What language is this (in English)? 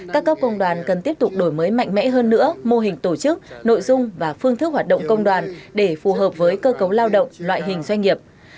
Vietnamese